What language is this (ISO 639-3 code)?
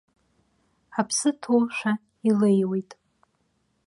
abk